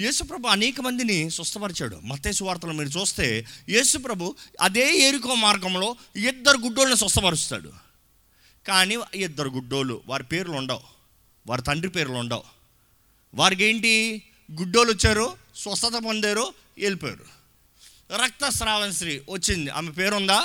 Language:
Telugu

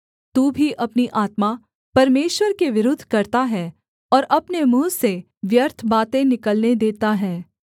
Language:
Hindi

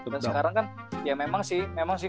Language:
Indonesian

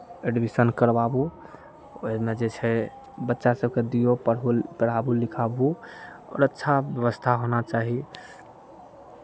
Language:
Maithili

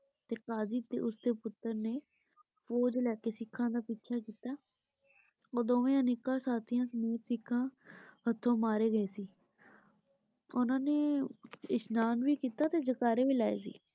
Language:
Punjabi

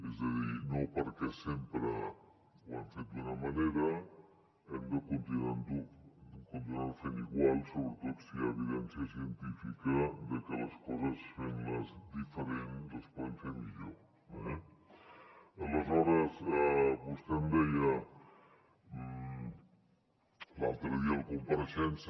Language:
Catalan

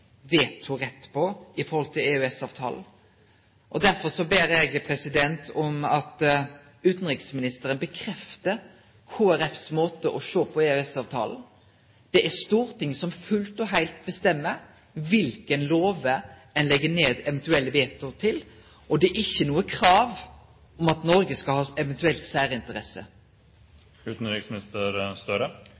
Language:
Norwegian Nynorsk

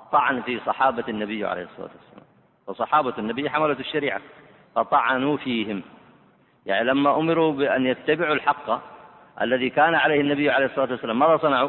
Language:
Arabic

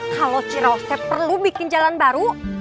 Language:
Indonesian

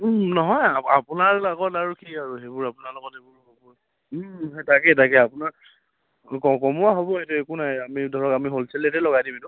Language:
Assamese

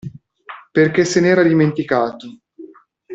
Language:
Italian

